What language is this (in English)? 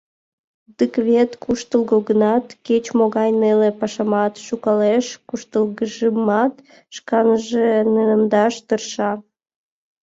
Mari